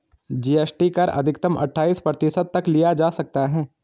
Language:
Hindi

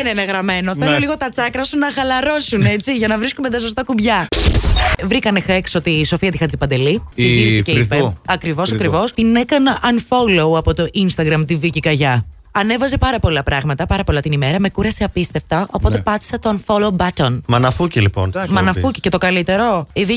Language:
Greek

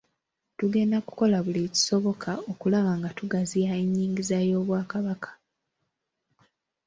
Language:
Ganda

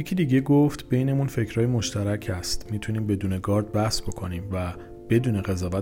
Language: Persian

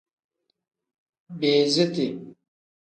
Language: Tem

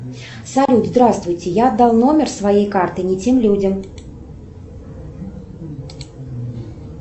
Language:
Russian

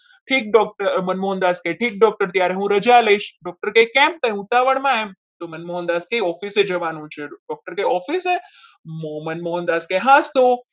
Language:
Gujarati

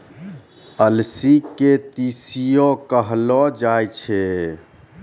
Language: Maithili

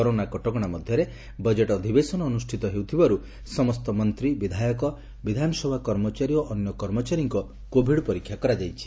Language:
Odia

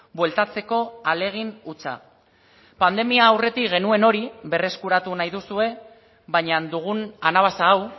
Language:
Basque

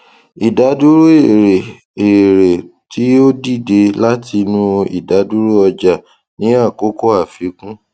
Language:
Yoruba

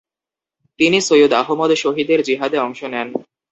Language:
Bangla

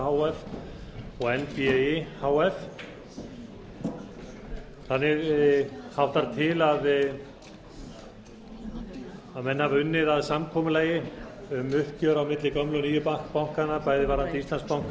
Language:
Icelandic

